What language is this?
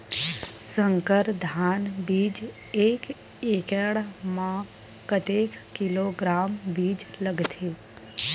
Chhattisgarhi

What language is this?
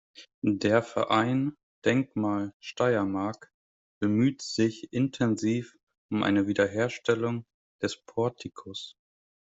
German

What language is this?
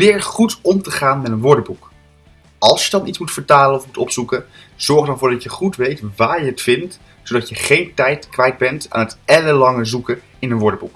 Dutch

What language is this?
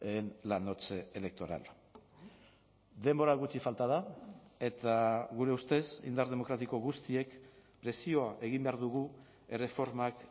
Basque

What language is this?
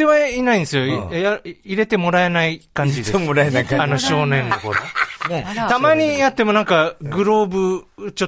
Japanese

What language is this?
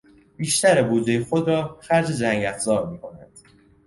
Persian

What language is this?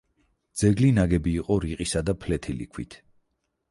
Georgian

